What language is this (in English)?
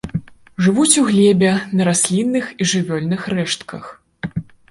Belarusian